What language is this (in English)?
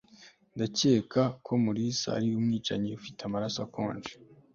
Kinyarwanda